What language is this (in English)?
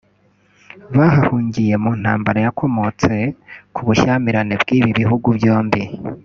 Kinyarwanda